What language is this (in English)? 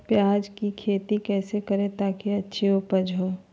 Magahi